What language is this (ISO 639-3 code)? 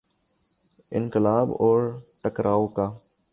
urd